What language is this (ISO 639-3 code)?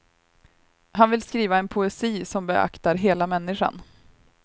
swe